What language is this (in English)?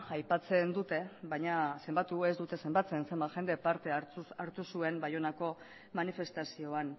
Basque